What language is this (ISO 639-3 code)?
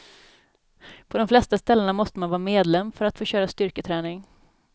swe